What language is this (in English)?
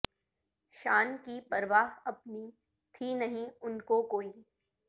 Urdu